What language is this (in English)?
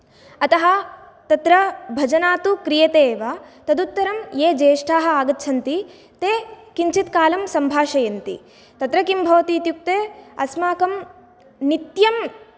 Sanskrit